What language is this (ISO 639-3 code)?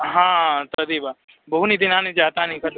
san